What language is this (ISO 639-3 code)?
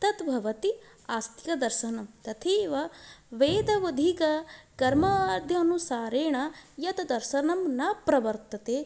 san